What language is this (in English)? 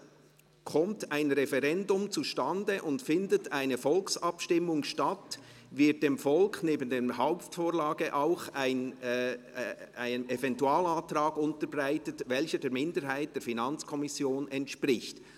Swiss German